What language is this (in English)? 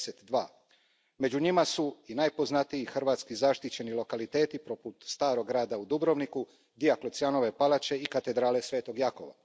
Croatian